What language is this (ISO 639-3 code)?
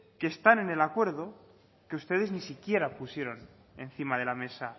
spa